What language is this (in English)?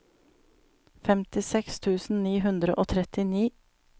Norwegian